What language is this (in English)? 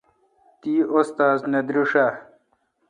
Kalkoti